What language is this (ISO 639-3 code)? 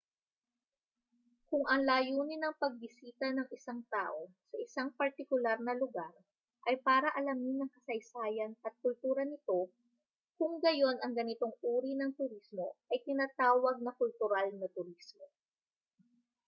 fil